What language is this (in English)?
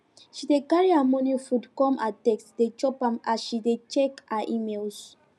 Nigerian Pidgin